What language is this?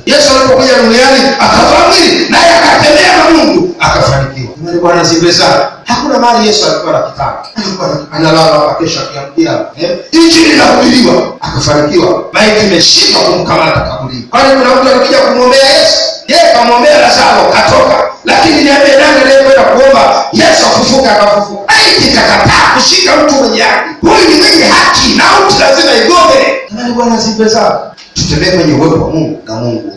Swahili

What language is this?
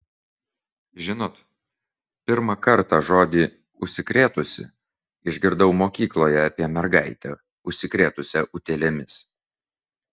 Lithuanian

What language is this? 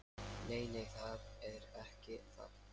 Icelandic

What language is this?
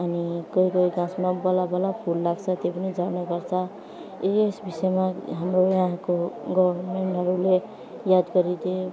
Nepali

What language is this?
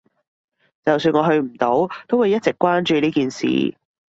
Cantonese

